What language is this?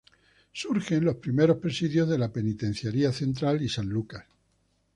Spanish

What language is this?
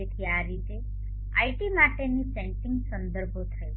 Gujarati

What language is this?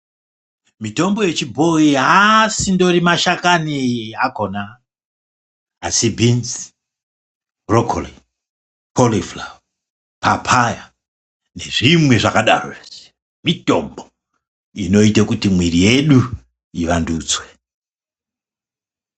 Ndau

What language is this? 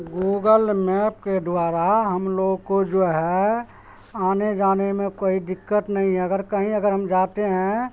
Urdu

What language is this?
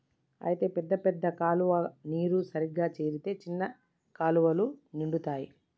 Telugu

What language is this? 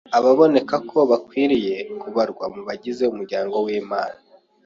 Kinyarwanda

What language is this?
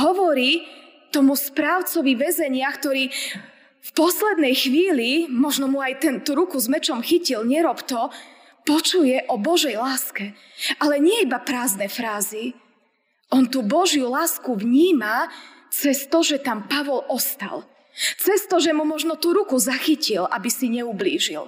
Slovak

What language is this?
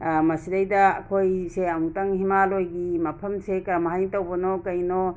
Manipuri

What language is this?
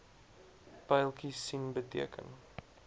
Afrikaans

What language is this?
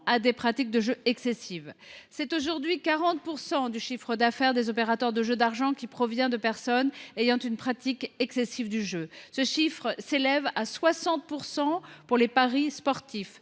French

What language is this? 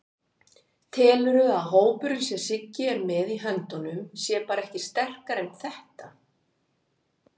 Icelandic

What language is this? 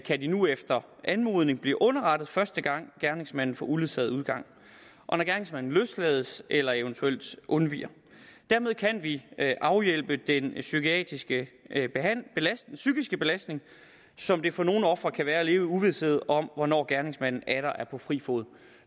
Danish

